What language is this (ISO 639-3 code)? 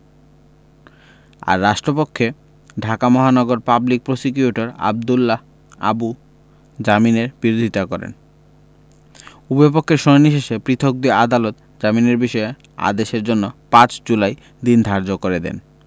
ben